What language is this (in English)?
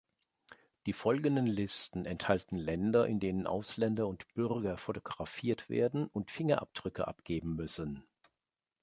German